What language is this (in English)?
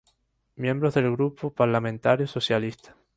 Spanish